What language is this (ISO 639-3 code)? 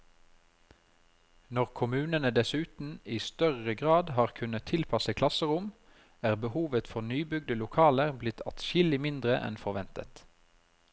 nor